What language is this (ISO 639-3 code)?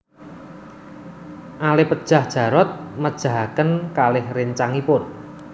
jav